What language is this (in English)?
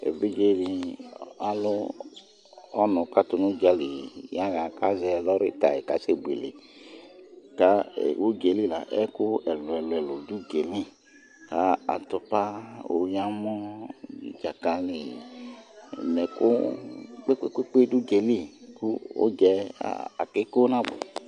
Ikposo